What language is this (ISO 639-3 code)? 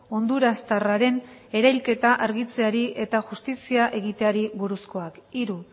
eus